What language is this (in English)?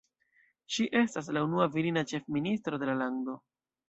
Esperanto